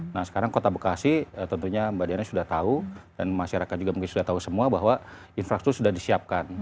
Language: Indonesian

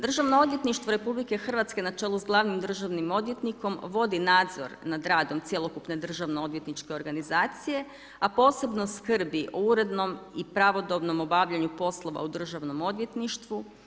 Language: Croatian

